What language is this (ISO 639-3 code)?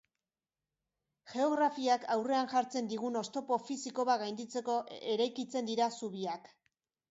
eus